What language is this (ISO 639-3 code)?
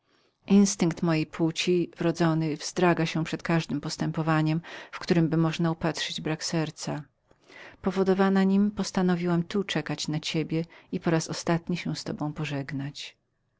pol